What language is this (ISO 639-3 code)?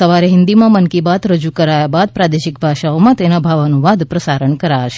guj